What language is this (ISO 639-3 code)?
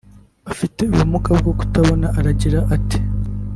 kin